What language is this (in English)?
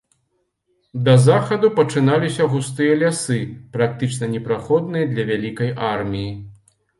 Belarusian